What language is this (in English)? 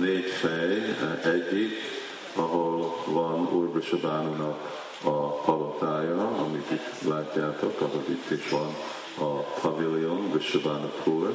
Hungarian